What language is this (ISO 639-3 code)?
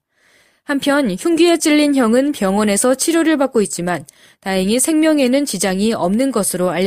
kor